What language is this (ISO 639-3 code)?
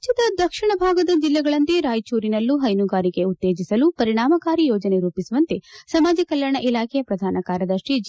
kan